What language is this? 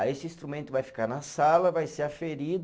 Portuguese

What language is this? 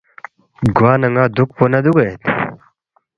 Balti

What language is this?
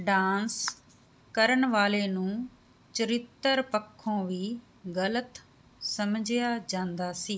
Punjabi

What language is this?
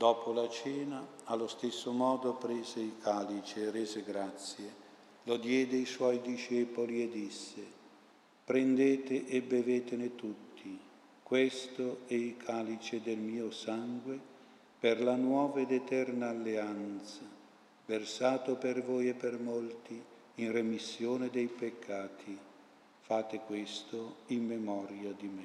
Italian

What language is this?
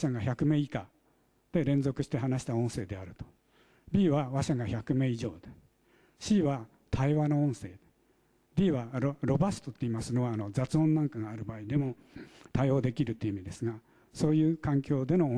Japanese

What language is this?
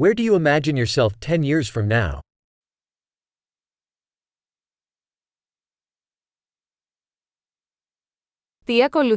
Greek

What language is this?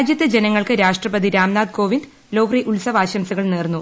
Malayalam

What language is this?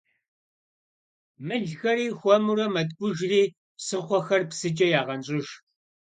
Kabardian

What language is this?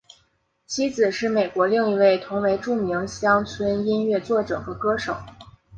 Chinese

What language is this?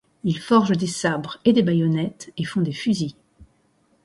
French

